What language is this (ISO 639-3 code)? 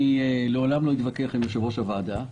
heb